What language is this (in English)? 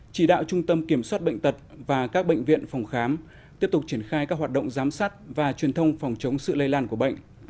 Vietnamese